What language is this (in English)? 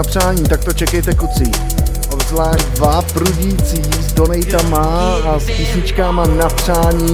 Czech